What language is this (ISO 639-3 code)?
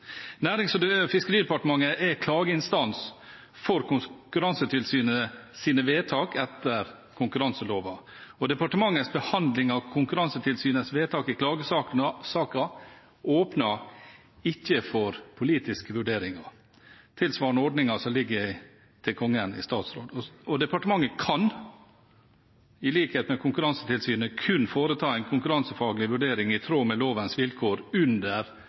nob